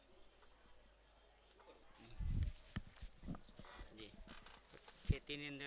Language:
Gujarati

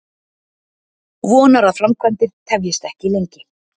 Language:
Icelandic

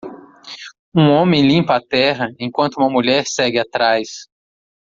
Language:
Portuguese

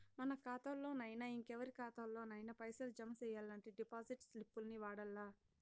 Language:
Telugu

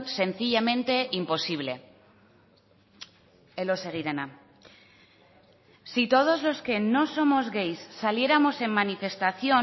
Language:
Spanish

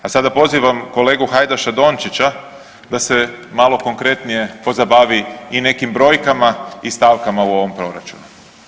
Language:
Croatian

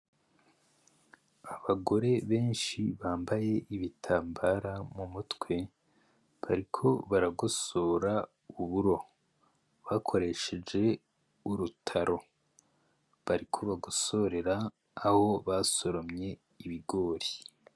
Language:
Rundi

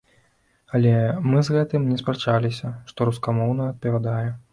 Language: Belarusian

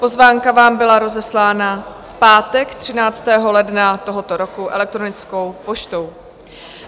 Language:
Czech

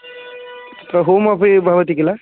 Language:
Sanskrit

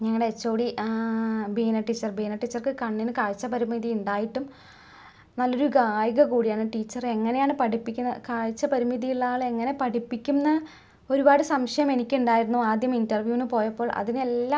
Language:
Malayalam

